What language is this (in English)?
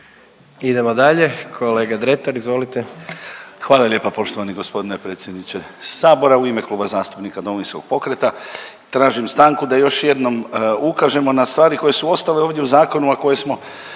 Croatian